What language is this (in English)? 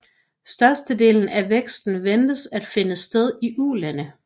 Danish